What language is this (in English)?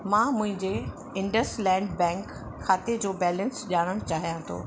Sindhi